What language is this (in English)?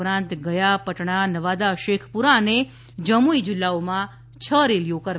Gujarati